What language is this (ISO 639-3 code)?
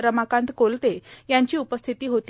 mar